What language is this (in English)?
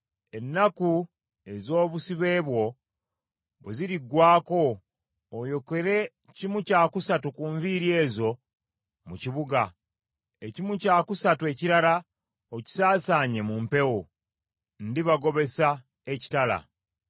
Ganda